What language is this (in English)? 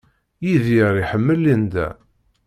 Kabyle